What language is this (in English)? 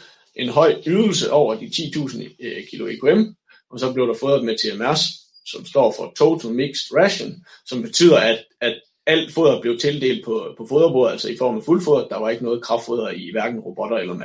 Danish